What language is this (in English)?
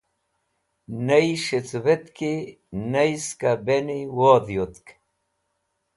Wakhi